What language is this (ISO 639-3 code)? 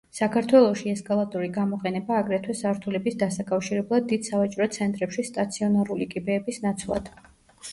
kat